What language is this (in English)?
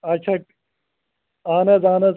Kashmiri